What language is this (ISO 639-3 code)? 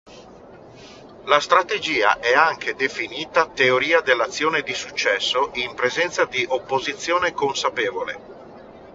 ita